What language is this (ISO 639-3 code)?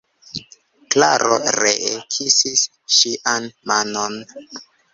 epo